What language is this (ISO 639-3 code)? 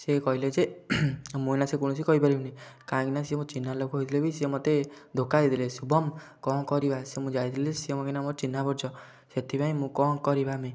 ori